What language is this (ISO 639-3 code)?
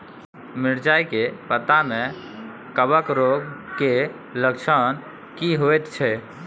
mai